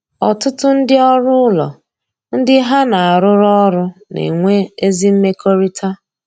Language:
Igbo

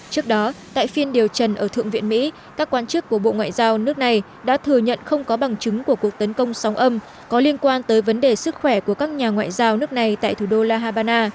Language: Vietnamese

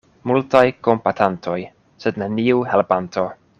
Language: Esperanto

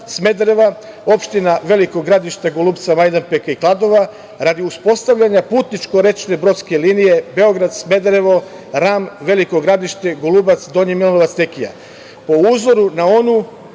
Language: Serbian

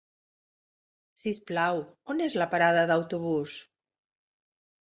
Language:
Catalan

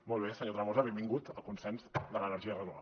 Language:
Catalan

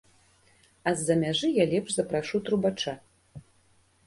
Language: Belarusian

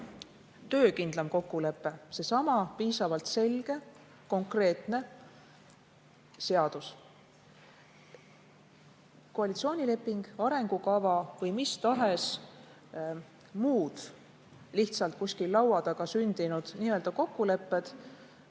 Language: Estonian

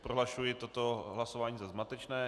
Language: Czech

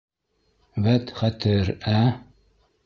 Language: Bashkir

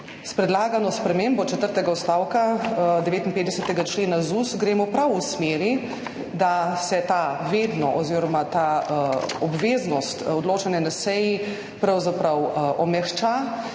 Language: Slovenian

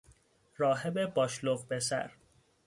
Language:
Persian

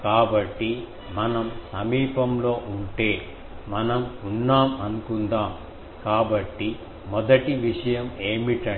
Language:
Telugu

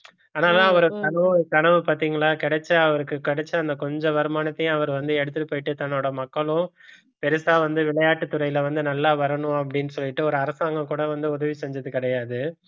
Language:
Tamil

